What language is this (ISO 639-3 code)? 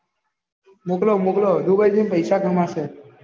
guj